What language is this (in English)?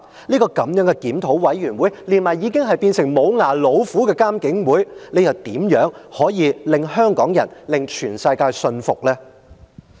Cantonese